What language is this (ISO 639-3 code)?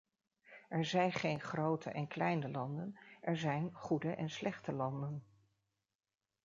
nld